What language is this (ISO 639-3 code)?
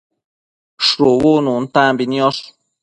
mcf